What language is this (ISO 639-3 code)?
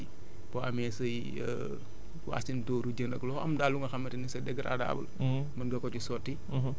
wol